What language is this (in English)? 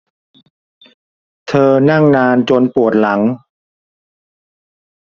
Thai